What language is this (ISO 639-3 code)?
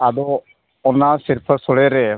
sat